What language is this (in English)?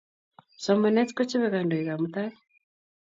Kalenjin